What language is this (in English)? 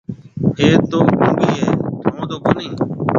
Marwari (Pakistan)